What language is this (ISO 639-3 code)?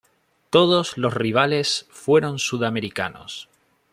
spa